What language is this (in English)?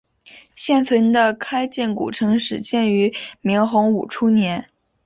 Chinese